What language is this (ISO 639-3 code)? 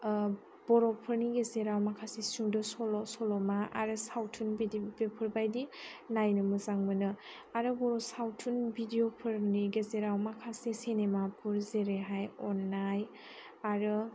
brx